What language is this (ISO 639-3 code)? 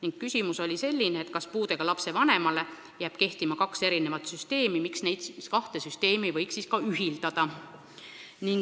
est